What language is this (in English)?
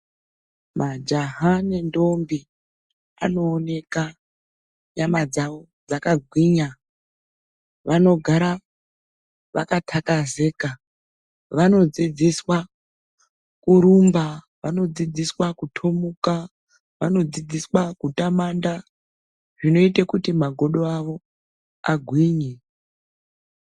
Ndau